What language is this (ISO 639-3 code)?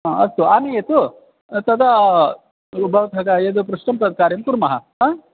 san